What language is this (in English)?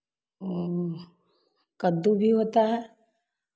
Hindi